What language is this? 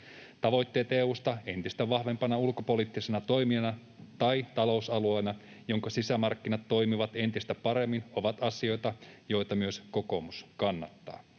Finnish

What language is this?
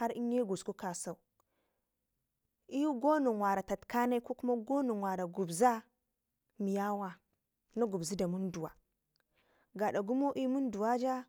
Ngizim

